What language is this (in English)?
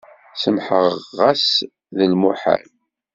Kabyle